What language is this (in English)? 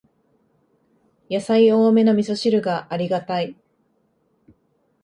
Japanese